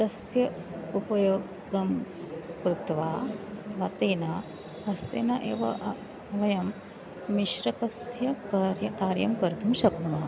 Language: Sanskrit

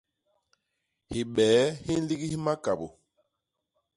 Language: Basaa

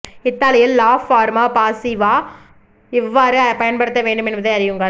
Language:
Tamil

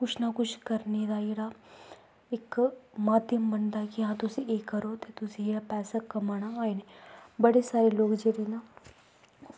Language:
Dogri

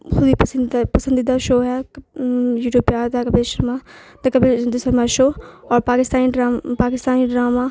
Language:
Urdu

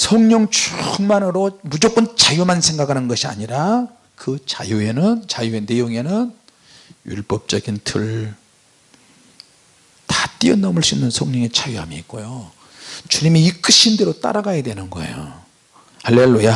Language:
Korean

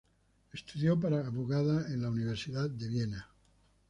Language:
Spanish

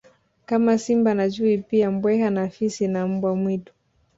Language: Swahili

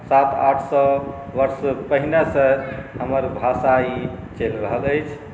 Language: Maithili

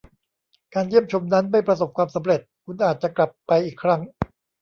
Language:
Thai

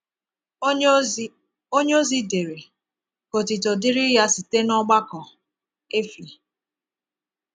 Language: Igbo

